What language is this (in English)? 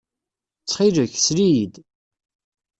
Kabyle